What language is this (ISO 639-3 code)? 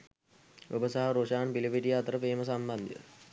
sin